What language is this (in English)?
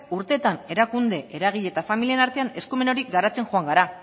Basque